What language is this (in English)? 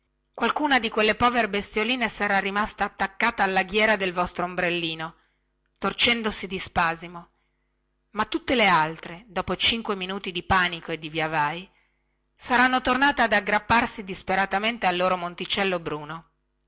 Italian